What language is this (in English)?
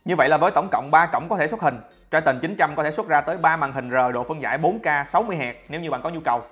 Vietnamese